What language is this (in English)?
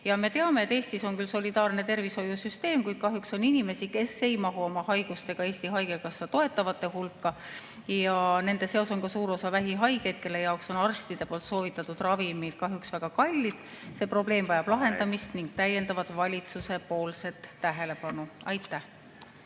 Estonian